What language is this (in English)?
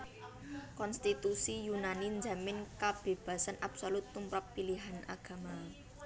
Javanese